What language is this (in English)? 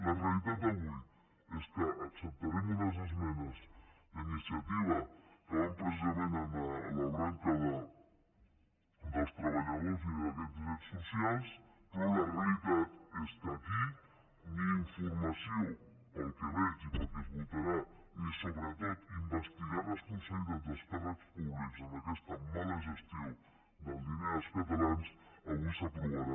Catalan